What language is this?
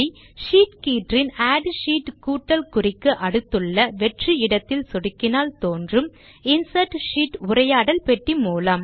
Tamil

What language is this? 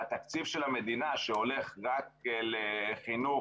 Hebrew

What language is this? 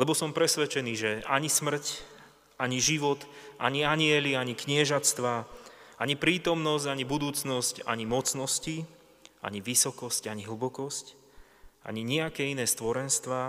Slovak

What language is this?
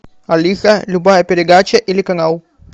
Russian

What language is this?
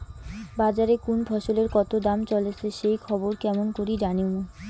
Bangla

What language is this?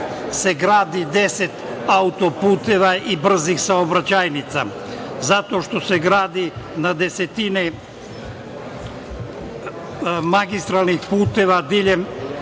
Serbian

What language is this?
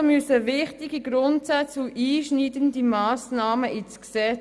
Swiss German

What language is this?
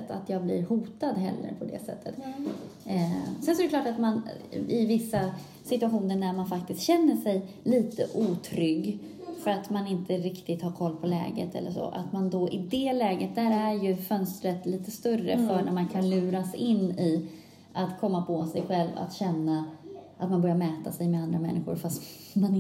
Swedish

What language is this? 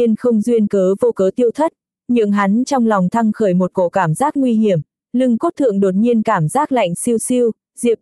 Vietnamese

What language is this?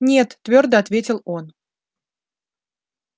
Russian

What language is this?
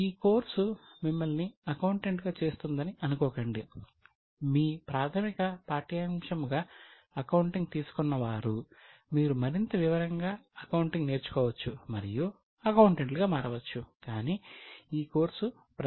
Telugu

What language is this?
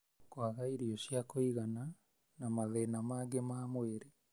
Kikuyu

